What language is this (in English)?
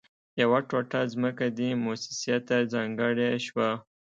Pashto